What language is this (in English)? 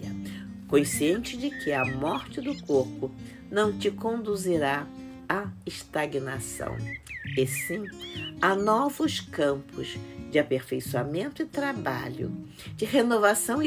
Portuguese